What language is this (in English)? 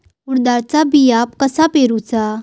Marathi